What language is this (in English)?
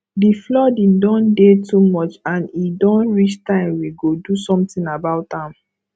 Nigerian Pidgin